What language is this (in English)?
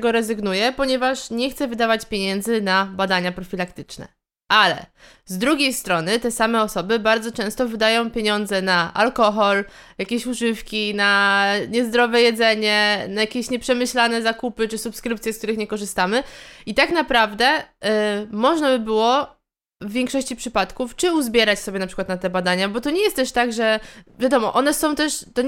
Polish